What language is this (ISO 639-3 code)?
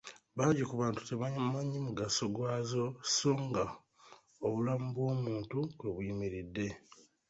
lug